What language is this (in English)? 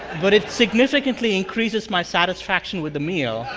English